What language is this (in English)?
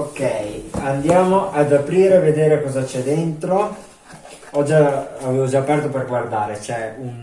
Italian